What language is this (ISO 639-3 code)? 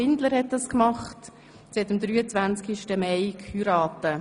gsw